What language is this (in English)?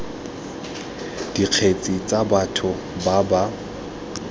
Tswana